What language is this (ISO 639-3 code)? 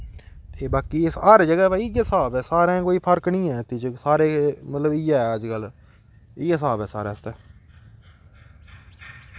doi